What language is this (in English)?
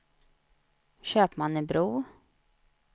Swedish